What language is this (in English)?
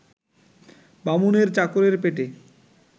Bangla